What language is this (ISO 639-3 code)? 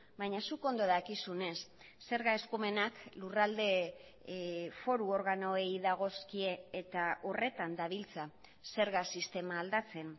eus